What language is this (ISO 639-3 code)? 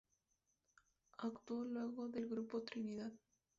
spa